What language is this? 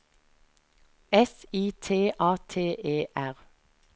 Norwegian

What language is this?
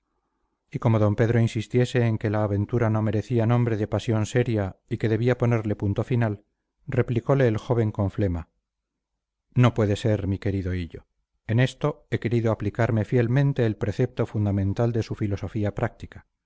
Spanish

